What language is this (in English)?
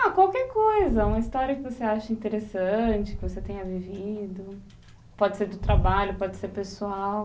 Portuguese